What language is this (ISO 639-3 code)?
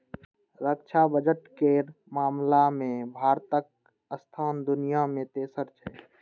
mai